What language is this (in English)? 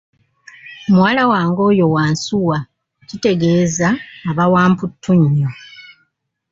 Ganda